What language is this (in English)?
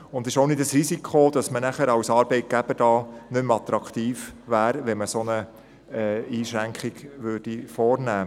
Swiss German